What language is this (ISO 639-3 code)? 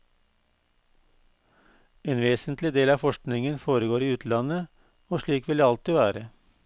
nor